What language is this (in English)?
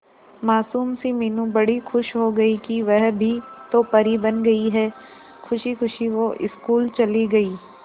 Hindi